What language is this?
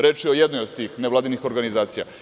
Serbian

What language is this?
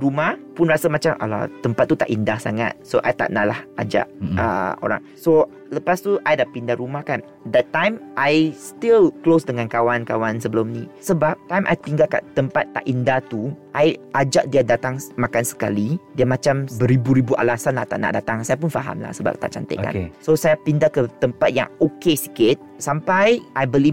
Malay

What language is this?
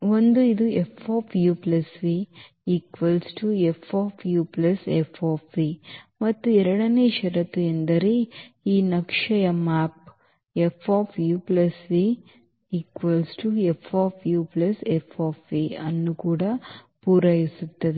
Kannada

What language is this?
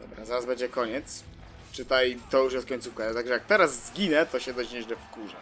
Polish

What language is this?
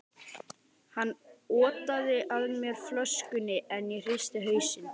Icelandic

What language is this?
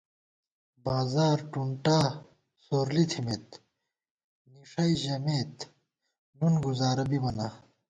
Gawar-Bati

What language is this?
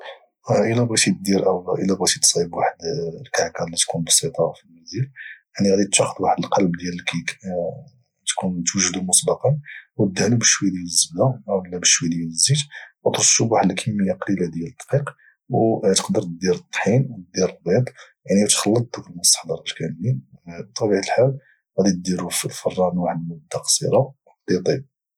Moroccan Arabic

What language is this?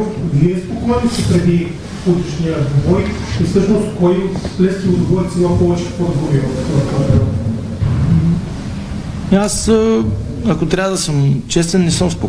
Bulgarian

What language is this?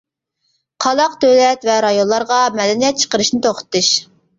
Uyghur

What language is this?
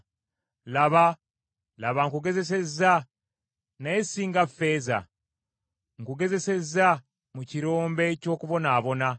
Ganda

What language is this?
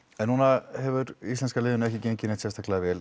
Icelandic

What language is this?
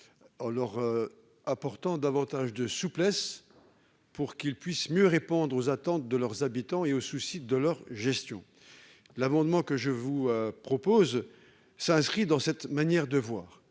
French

